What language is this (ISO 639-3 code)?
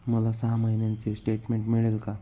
mar